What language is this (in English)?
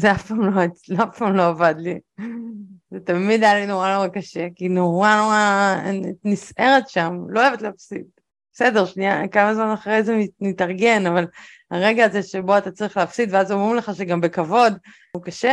Hebrew